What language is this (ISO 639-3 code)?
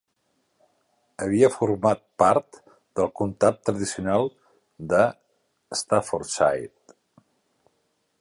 cat